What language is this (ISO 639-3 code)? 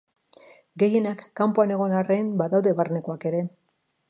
eus